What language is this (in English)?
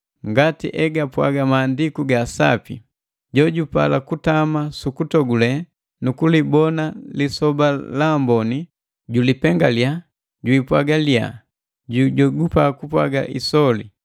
Matengo